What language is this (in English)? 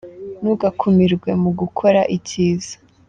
Kinyarwanda